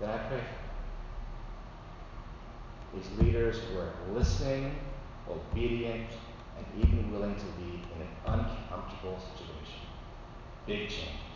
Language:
English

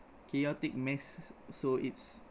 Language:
English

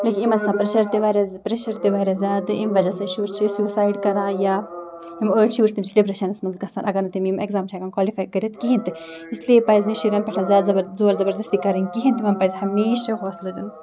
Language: Kashmiri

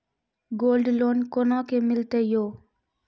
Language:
Maithili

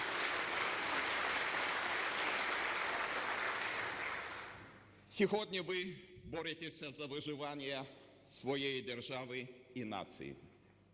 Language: Ukrainian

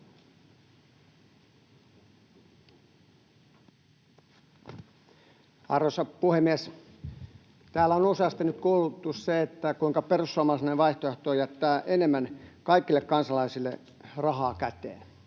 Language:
Finnish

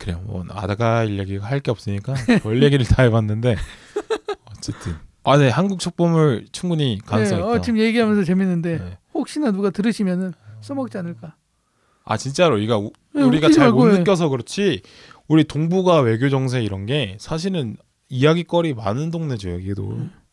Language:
Korean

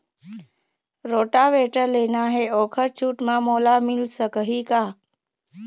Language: Chhattisgarhi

